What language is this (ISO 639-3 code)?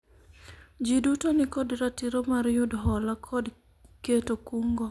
luo